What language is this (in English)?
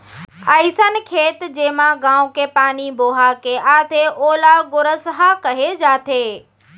Chhattisgarhi